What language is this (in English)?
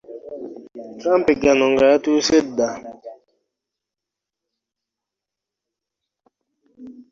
Ganda